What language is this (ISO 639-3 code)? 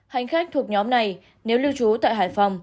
vie